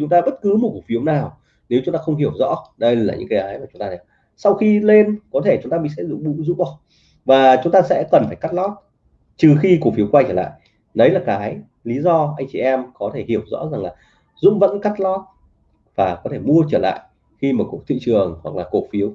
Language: Vietnamese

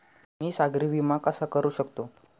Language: Marathi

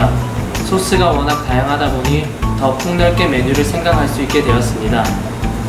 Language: Korean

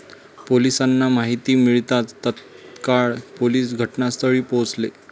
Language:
Marathi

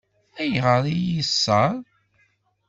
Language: Kabyle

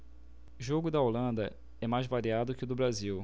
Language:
Portuguese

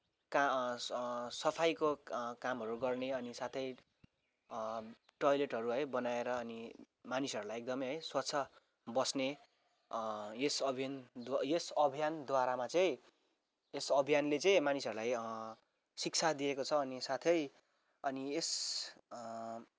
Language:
Nepali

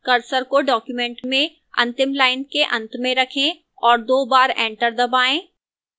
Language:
Hindi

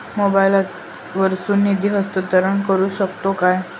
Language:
Marathi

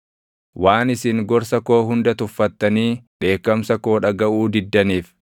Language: Oromo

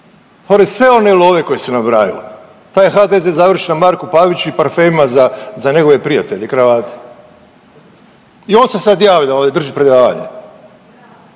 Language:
Croatian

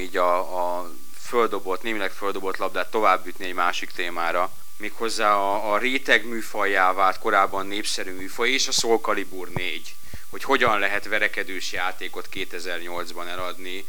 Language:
Hungarian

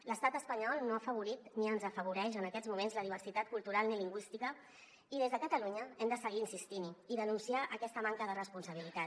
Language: Catalan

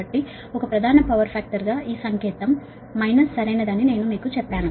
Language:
Telugu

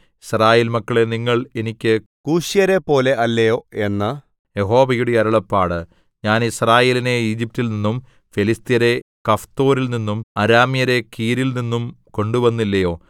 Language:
Malayalam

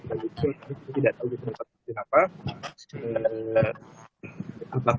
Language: Indonesian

